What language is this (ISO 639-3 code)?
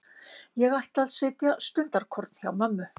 isl